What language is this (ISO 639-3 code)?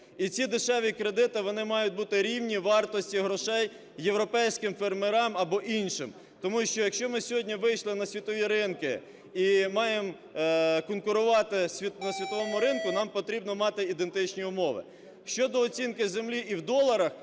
ukr